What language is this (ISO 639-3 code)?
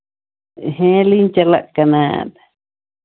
sat